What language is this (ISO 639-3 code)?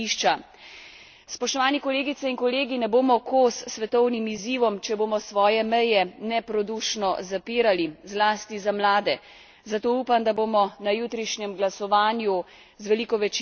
slv